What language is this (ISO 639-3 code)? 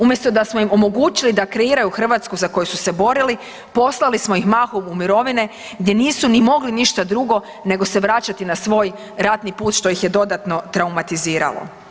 hrv